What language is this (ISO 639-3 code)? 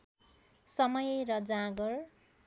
nep